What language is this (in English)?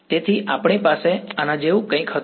Gujarati